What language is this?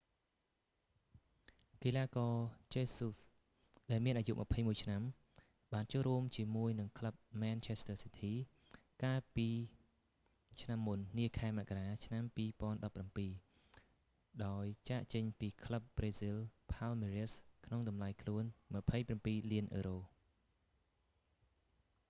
Khmer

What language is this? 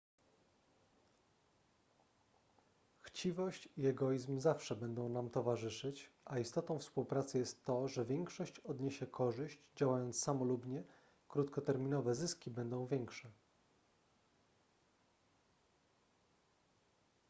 Polish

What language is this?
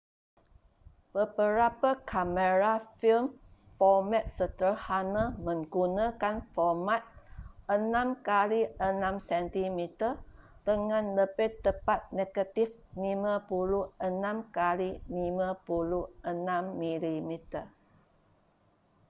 Malay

